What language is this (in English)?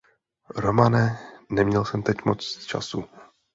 Czech